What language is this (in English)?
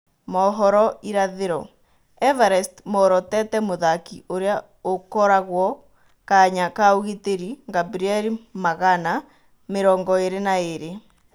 Kikuyu